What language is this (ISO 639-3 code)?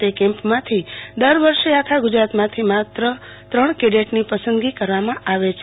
guj